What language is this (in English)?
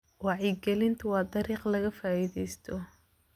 Somali